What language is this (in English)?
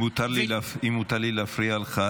Hebrew